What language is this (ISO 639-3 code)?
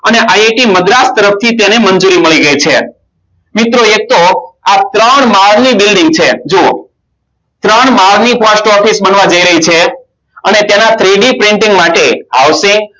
guj